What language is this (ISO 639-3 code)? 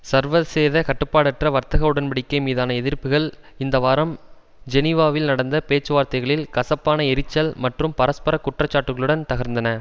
tam